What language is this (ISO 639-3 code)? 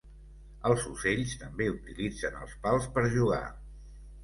cat